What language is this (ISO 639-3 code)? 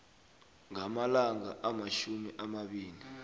nbl